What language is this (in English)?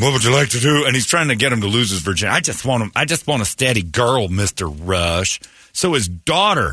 English